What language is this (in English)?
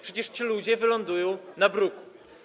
Polish